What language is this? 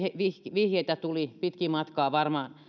Finnish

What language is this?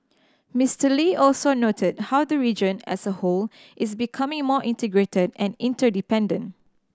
English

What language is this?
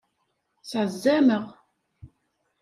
Kabyle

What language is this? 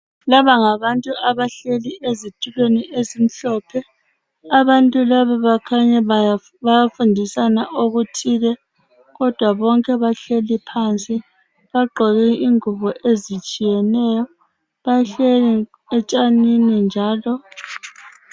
North Ndebele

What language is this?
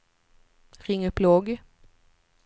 Swedish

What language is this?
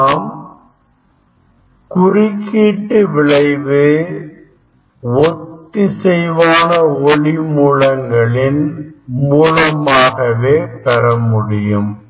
Tamil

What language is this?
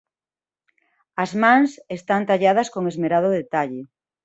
Galician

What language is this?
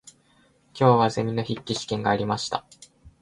Japanese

